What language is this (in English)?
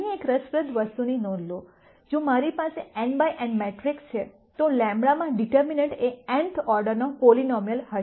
Gujarati